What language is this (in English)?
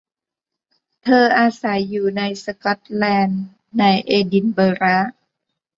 Thai